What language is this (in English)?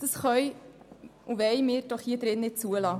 Swiss German